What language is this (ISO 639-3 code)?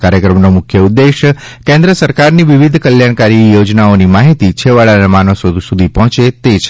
guj